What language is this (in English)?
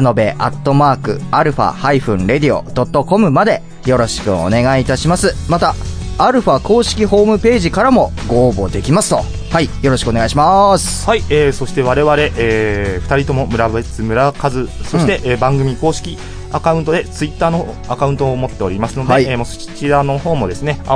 Japanese